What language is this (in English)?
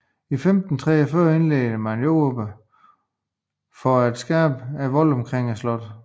Danish